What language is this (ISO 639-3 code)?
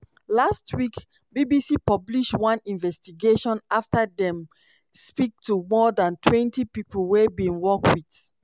pcm